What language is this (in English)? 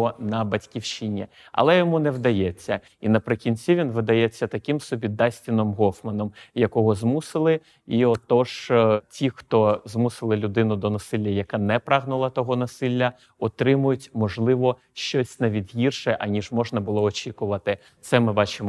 Ukrainian